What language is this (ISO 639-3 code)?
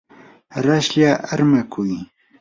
qur